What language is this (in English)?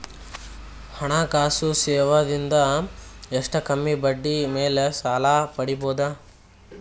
Kannada